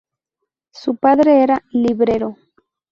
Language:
Spanish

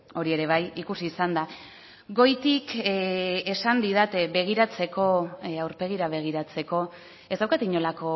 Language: Basque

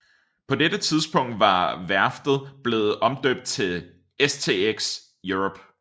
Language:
Danish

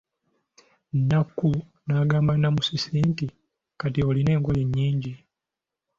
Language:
Ganda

